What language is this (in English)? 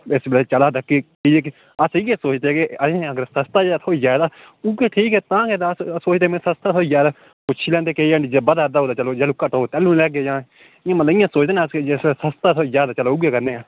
Dogri